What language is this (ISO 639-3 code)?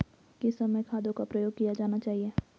hin